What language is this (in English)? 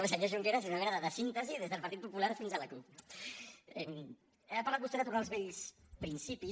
Catalan